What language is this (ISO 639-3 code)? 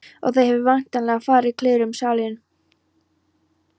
isl